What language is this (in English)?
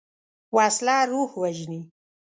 Pashto